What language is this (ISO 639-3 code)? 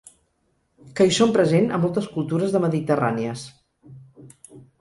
cat